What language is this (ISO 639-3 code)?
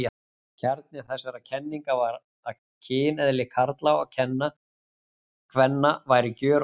isl